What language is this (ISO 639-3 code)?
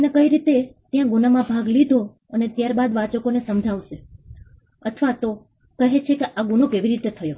guj